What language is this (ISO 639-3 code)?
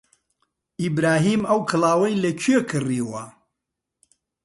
ckb